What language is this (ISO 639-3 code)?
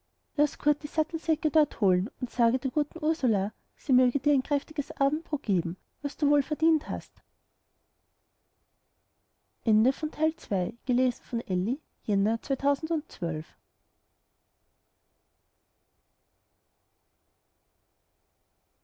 deu